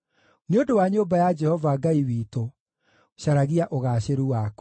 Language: Kikuyu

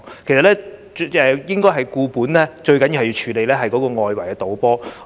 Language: Cantonese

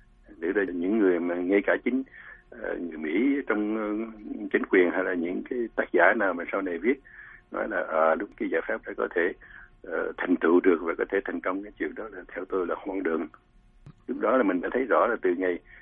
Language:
Vietnamese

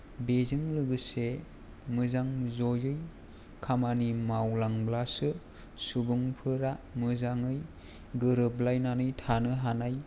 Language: Bodo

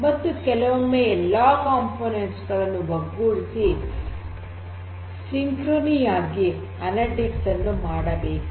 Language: Kannada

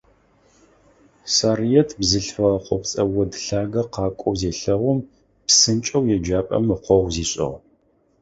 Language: Adyghe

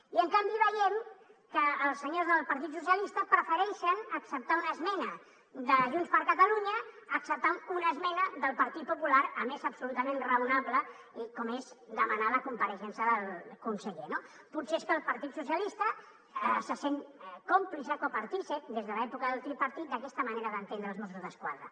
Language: Catalan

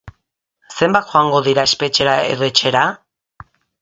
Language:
Basque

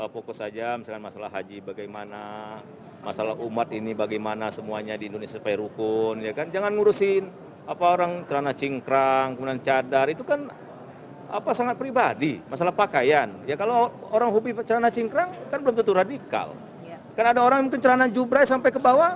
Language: Indonesian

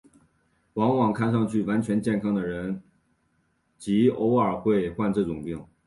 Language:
Chinese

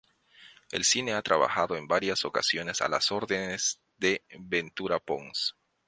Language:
Spanish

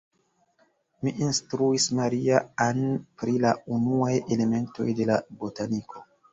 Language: Esperanto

